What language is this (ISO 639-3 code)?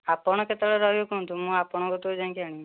ori